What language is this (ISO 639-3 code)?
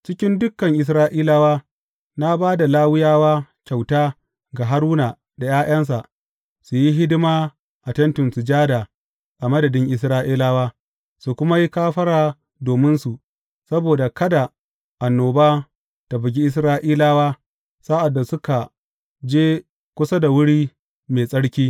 hau